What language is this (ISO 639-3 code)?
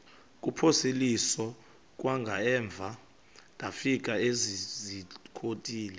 xho